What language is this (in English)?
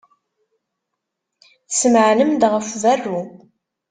Kabyle